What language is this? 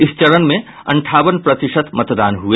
Hindi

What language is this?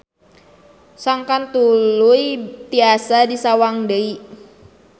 Sundanese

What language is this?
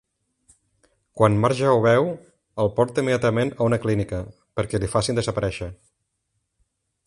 Catalan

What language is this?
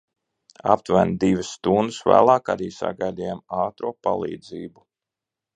Latvian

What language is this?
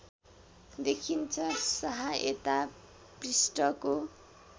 Nepali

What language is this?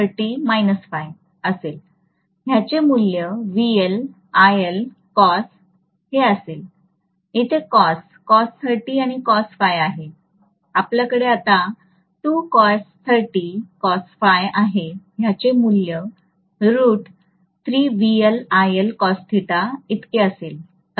Marathi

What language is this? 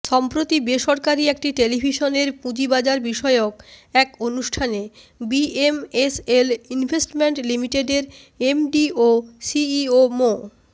Bangla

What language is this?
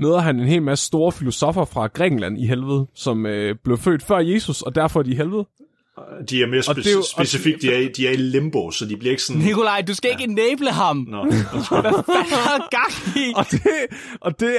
Danish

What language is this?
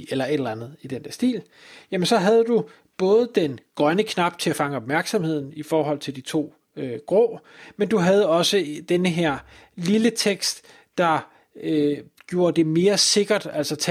Danish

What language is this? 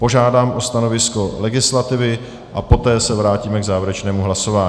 Czech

